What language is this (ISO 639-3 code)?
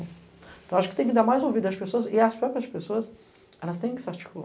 por